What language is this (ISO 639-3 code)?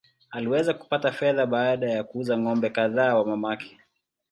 swa